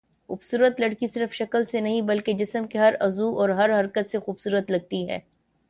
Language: Urdu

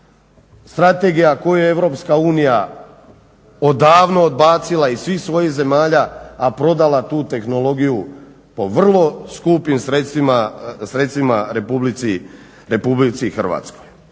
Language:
Croatian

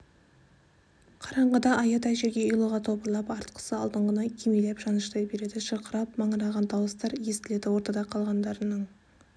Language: Kazakh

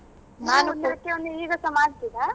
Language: Kannada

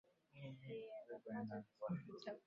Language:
Swahili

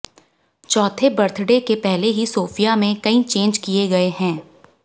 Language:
Hindi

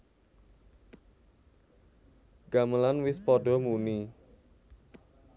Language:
Javanese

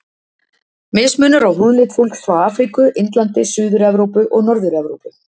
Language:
Icelandic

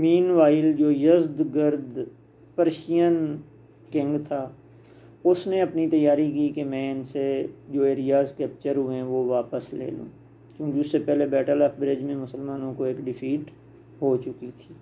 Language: Hindi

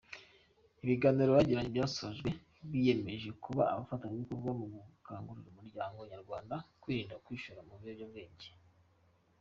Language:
Kinyarwanda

